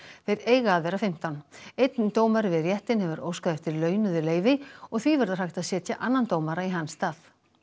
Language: Icelandic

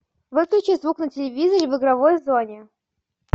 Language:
Russian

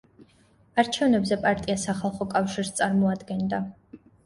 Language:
Georgian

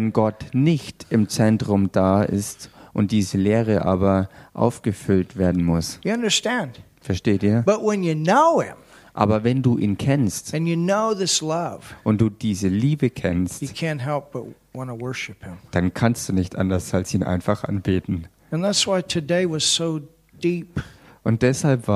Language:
German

